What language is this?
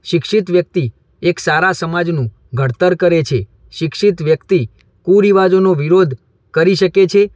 Gujarati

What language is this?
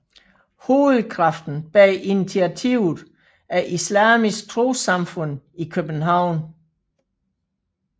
Danish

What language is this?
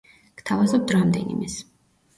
Georgian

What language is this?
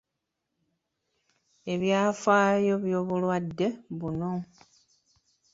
Ganda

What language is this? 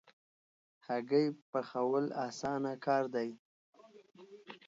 Pashto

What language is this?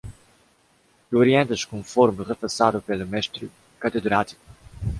Portuguese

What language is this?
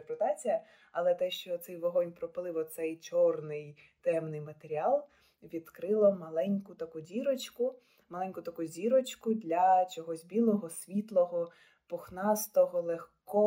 Ukrainian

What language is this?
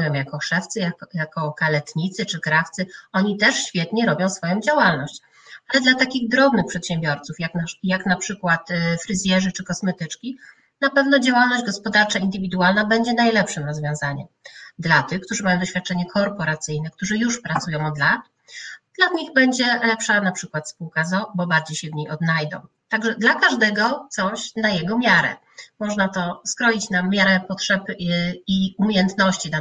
Polish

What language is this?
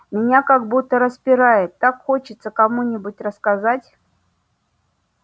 Russian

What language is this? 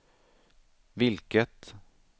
Swedish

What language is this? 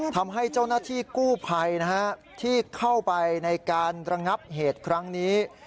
Thai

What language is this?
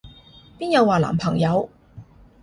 Cantonese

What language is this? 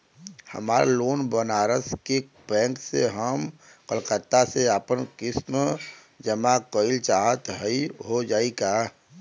Bhojpuri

